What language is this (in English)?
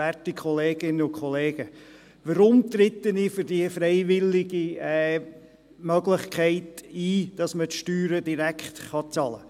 Swiss German